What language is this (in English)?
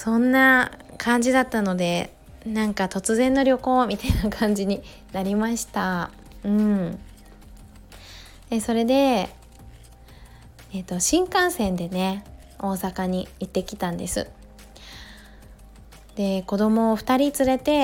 Japanese